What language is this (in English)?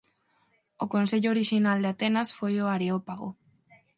Galician